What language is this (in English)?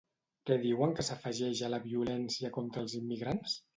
Catalan